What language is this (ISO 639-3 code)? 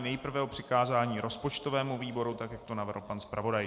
ces